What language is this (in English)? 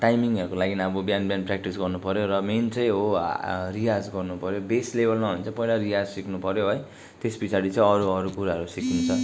Nepali